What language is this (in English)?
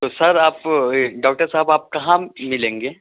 Urdu